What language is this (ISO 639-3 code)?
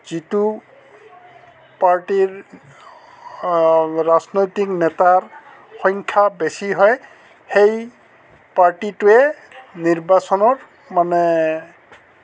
asm